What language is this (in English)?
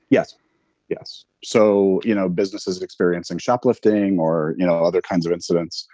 English